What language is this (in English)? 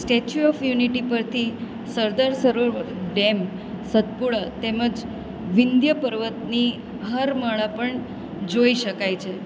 Gujarati